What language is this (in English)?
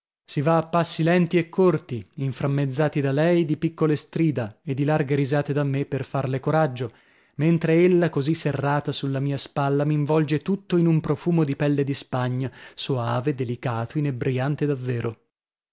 Italian